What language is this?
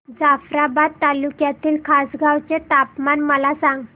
Marathi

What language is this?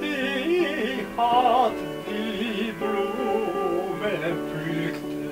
Romanian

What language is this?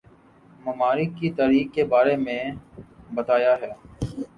Urdu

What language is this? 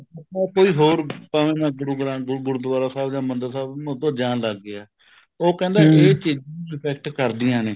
Punjabi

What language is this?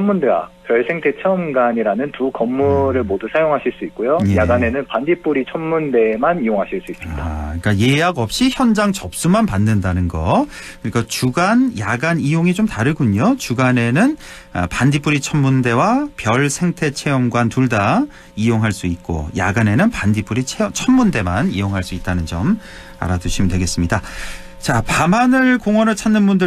Korean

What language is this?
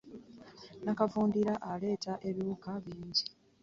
Ganda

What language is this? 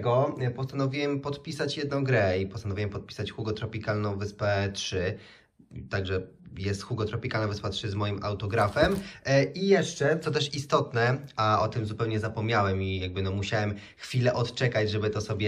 Polish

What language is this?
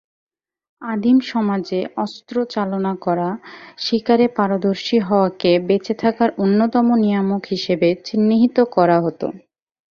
Bangla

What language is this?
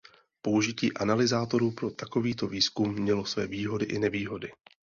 Czech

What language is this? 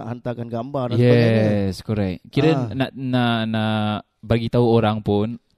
Malay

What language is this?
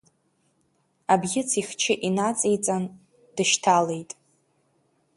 Abkhazian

